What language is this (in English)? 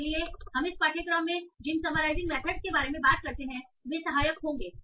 Hindi